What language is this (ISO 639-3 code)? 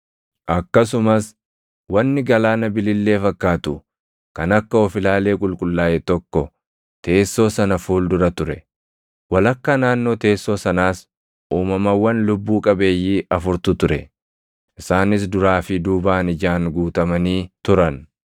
orm